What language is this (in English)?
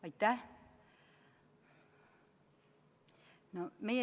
Estonian